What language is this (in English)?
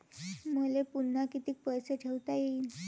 Marathi